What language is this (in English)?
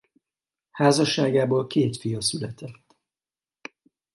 Hungarian